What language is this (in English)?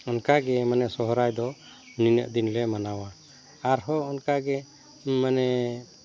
Santali